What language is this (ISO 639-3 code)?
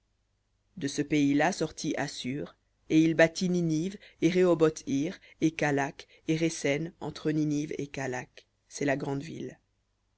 fra